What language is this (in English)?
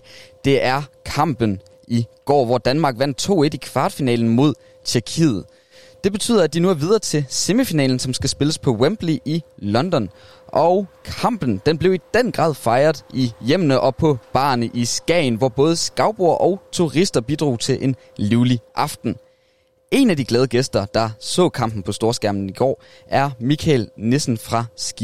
Danish